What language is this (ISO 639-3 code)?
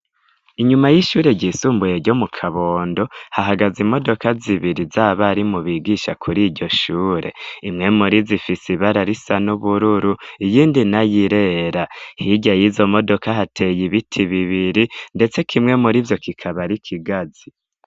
run